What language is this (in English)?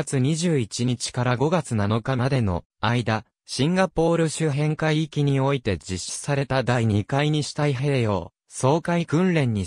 Japanese